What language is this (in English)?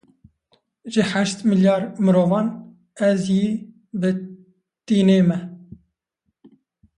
Kurdish